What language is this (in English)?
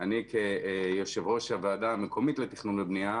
Hebrew